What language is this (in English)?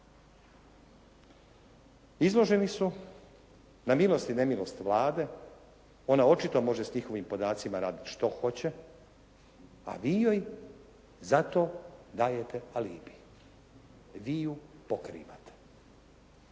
Croatian